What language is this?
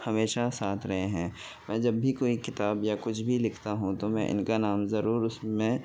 Urdu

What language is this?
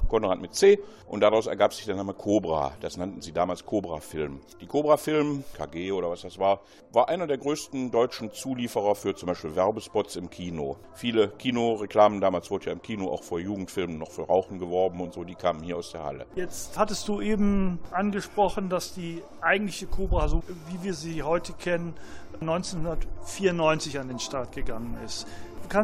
German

